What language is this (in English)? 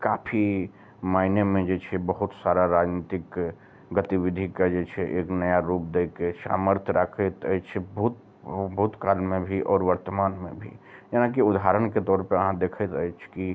Maithili